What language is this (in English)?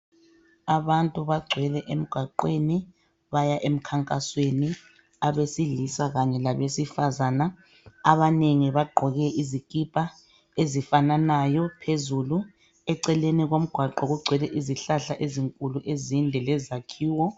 North Ndebele